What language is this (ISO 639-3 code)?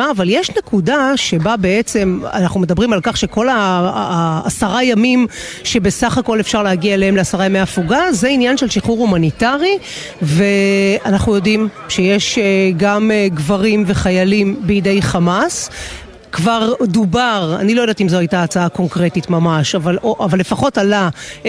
heb